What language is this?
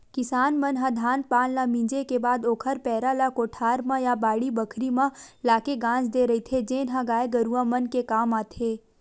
Chhattisgarhi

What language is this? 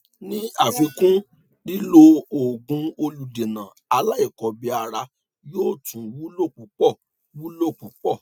Yoruba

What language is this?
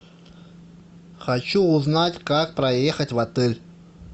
Russian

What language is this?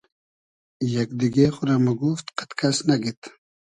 Hazaragi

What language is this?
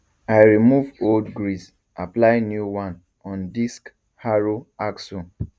Nigerian Pidgin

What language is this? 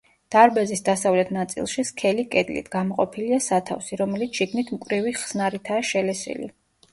Georgian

